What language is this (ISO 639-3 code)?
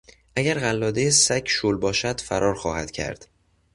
fas